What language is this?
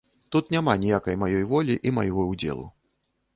Belarusian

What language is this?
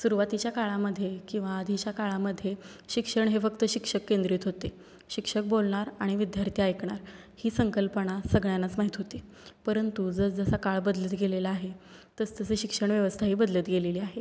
Marathi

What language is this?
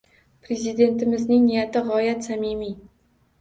Uzbek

